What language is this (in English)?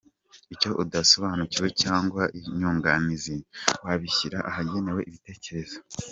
Kinyarwanda